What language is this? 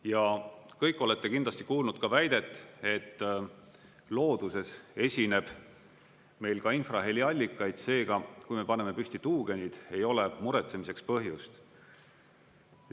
Estonian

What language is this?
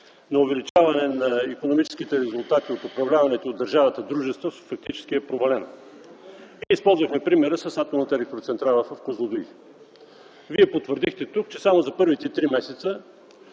Bulgarian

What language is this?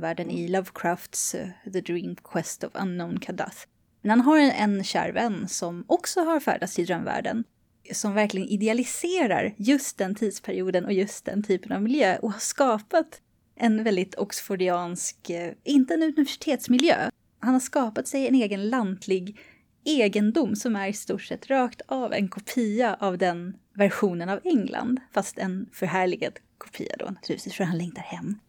Swedish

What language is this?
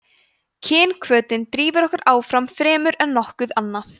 Icelandic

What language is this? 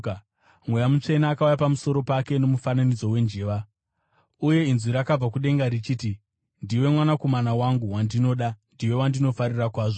Shona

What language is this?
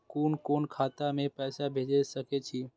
Maithili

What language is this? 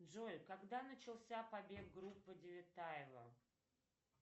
Russian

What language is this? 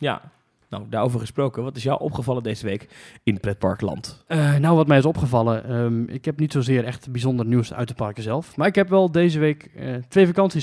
Dutch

